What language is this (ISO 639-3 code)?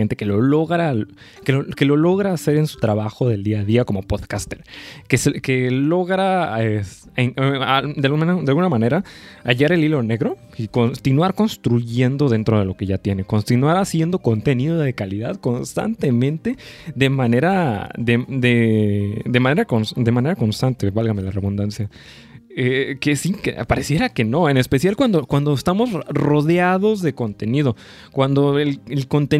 spa